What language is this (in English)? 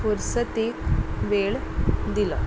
Konkani